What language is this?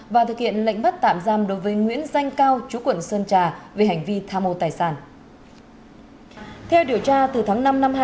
Vietnamese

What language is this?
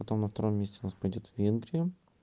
Russian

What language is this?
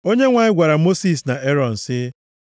Igbo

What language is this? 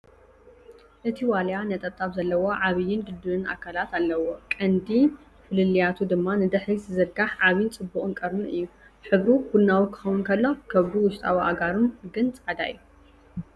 Tigrinya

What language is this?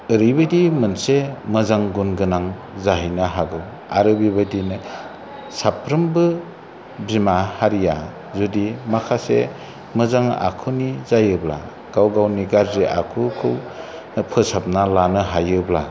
Bodo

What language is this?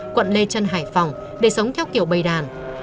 Vietnamese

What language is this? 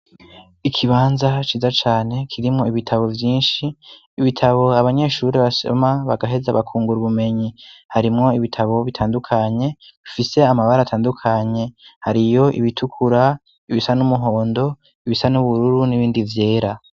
Rundi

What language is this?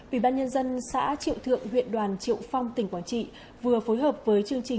Vietnamese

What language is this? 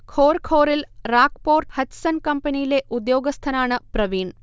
Malayalam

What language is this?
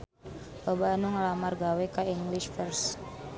Sundanese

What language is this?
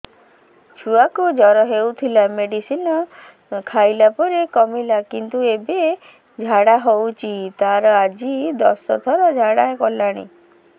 Odia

